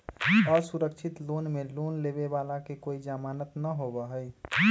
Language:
Magahi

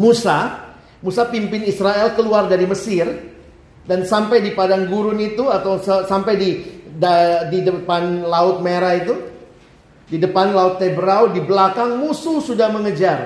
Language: Indonesian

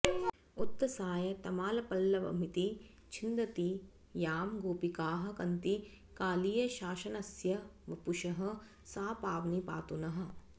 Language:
Sanskrit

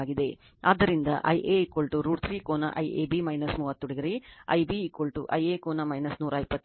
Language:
Kannada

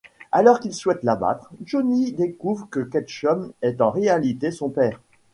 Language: French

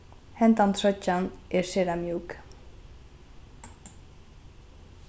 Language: Faroese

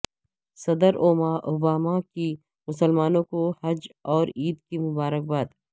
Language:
Urdu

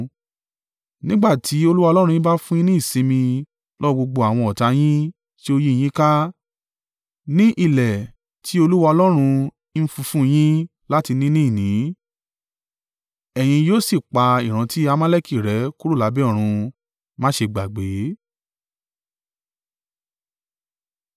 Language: Yoruba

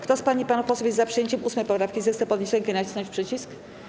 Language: Polish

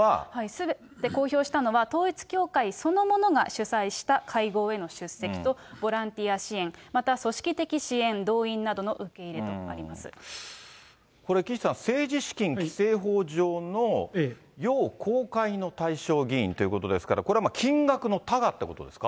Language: Japanese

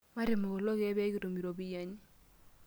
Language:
Masai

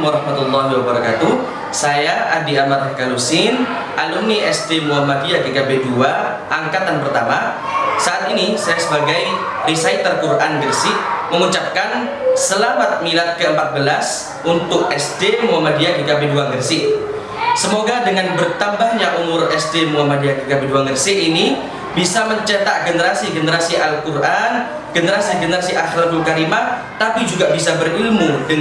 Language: Indonesian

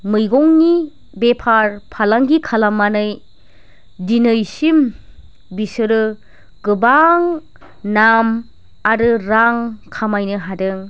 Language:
Bodo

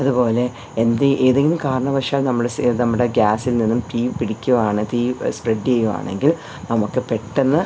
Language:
Malayalam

